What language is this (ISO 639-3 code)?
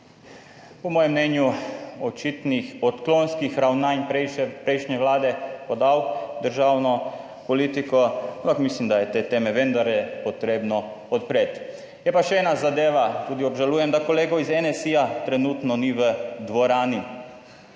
slv